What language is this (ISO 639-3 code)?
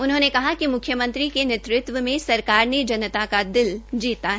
hin